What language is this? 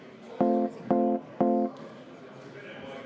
Estonian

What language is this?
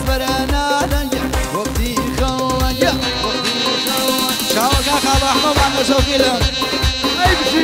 Arabic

